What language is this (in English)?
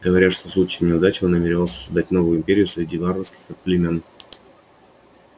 Russian